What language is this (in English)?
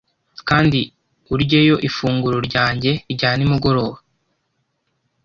Kinyarwanda